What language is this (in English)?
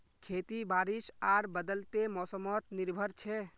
Magahi